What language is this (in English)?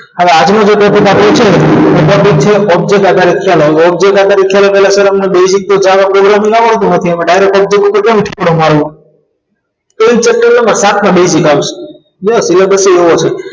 Gujarati